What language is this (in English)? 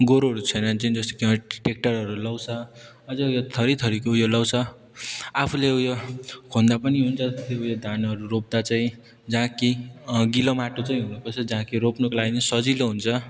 Nepali